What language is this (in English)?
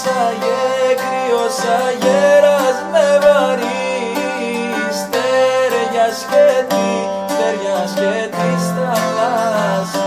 Greek